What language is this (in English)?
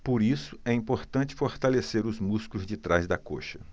Portuguese